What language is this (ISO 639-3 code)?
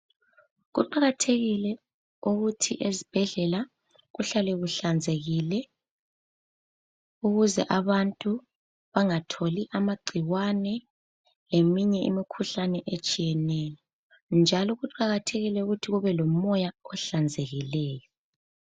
nde